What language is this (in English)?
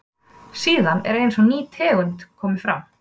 Icelandic